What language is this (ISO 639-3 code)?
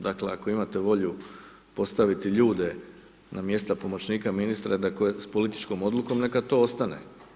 hrv